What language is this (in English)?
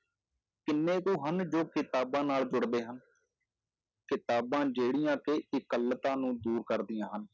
Punjabi